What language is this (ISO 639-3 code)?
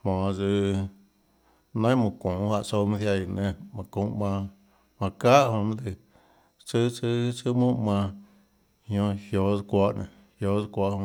ctl